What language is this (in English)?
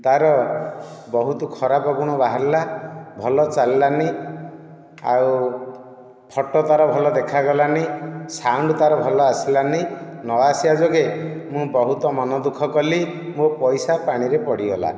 Odia